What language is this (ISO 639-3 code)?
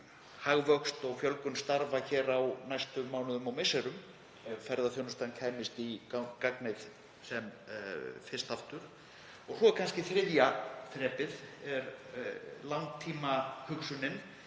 isl